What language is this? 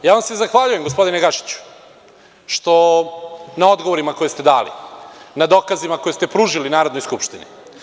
Serbian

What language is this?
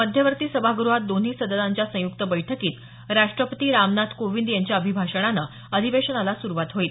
Marathi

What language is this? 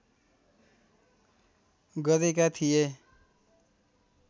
Nepali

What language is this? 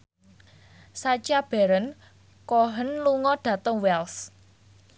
Javanese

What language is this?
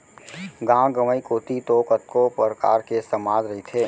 Chhattisgarhi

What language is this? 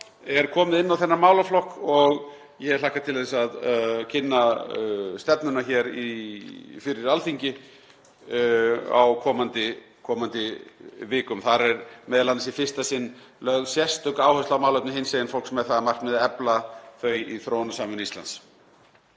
Icelandic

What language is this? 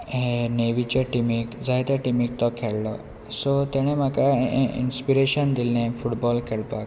Konkani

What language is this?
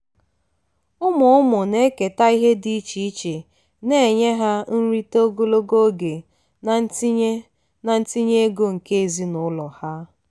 Igbo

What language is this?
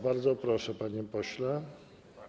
Polish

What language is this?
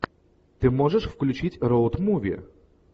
Russian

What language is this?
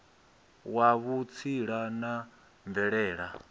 Venda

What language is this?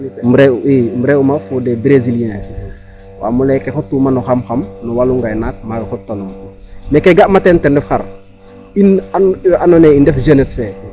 Serer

